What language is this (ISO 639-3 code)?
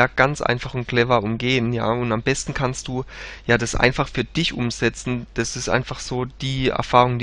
deu